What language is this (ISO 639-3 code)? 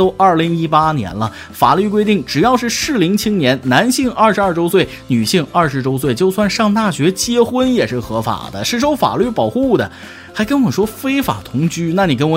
zho